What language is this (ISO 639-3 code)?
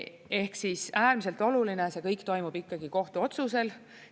est